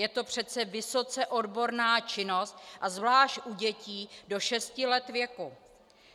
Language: Czech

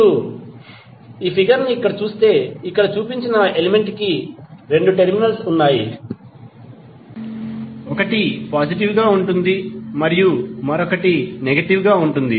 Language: Telugu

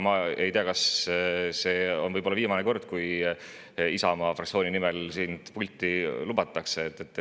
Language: Estonian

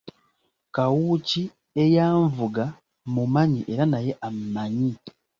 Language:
Ganda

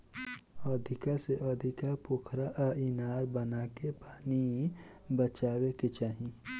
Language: Bhojpuri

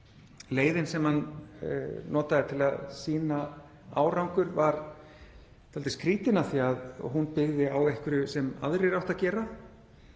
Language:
Icelandic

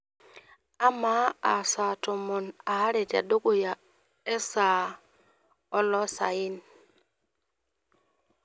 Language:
Masai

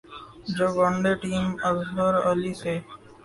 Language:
Urdu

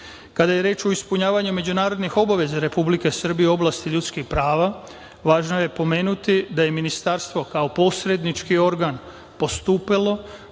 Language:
Serbian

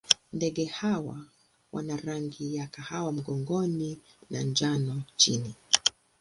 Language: Swahili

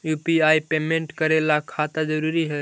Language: Magahi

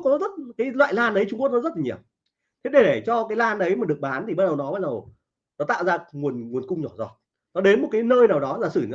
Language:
Vietnamese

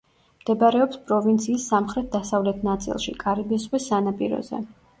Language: Georgian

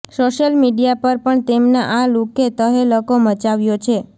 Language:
Gujarati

